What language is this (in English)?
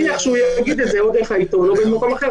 Hebrew